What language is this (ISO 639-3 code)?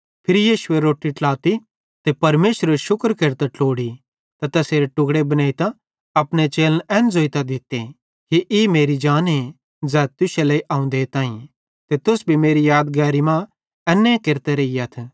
bhd